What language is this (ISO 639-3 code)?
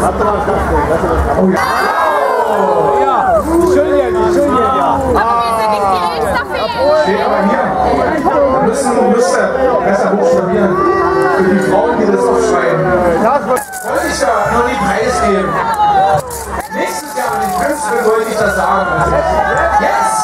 deu